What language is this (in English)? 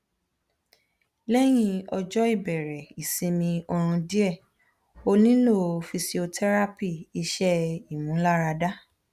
Yoruba